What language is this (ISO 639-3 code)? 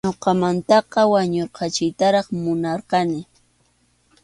qxu